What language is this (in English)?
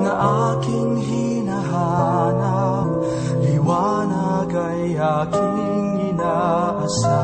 Filipino